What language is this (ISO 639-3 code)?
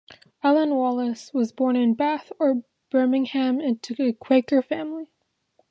eng